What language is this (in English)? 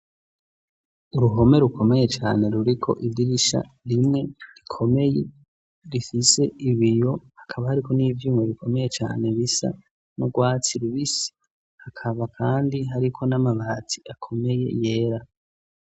Rundi